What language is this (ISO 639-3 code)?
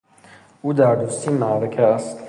fas